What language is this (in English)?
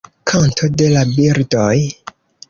Esperanto